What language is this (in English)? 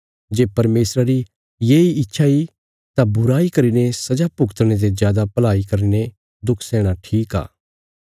Bilaspuri